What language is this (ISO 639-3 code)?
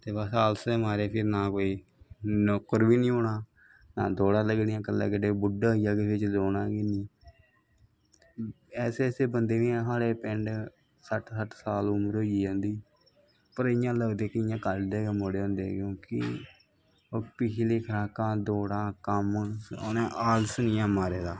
doi